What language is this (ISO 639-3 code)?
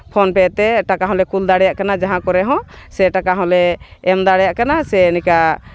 sat